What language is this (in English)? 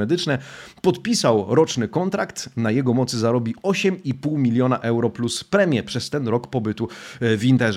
Polish